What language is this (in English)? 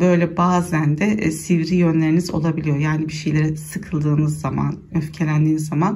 Turkish